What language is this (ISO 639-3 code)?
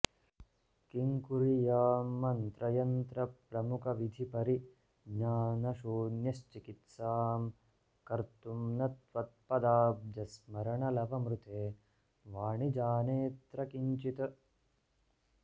san